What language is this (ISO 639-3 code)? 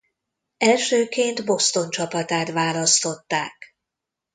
hun